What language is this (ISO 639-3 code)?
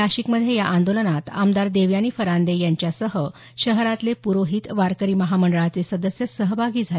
mar